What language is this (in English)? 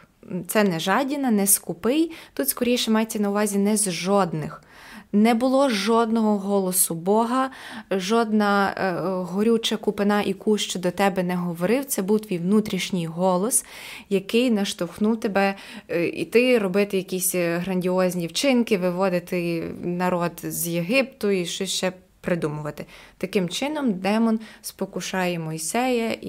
Ukrainian